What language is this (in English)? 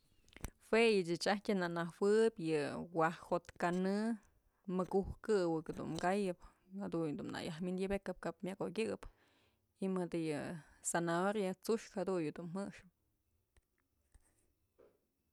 Mazatlán Mixe